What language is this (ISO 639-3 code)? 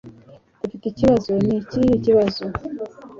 kin